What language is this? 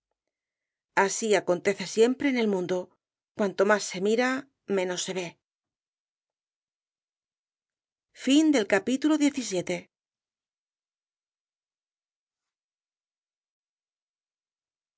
Spanish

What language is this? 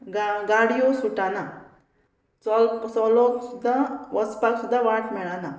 Konkani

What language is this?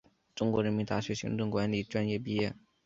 Chinese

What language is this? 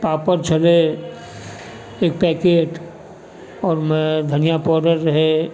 Maithili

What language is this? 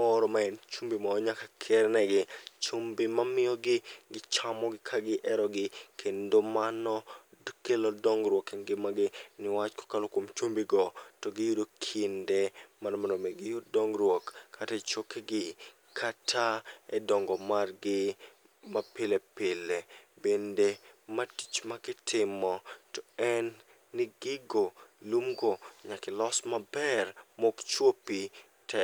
Luo (Kenya and Tanzania)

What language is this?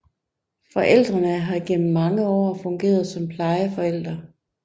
Danish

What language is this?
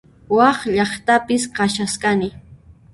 Puno Quechua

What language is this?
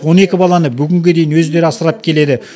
Kazakh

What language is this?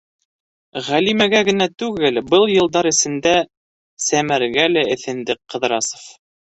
Bashkir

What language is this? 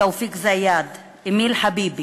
Hebrew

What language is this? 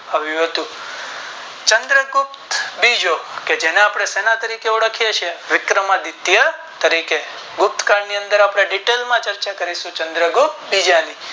Gujarati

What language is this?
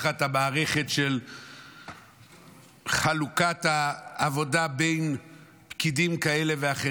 Hebrew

